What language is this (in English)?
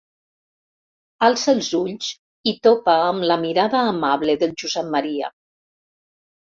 Catalan